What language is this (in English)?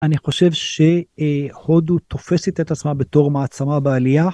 Hebrew